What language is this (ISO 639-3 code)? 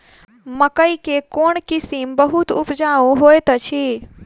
mai